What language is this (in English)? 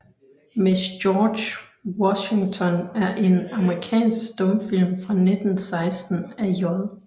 Danish